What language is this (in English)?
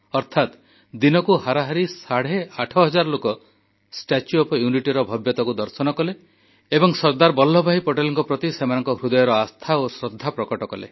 Odia